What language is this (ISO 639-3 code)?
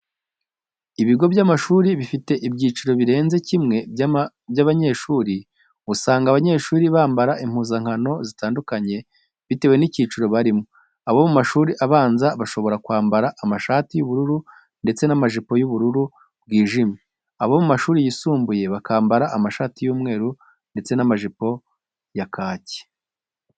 kin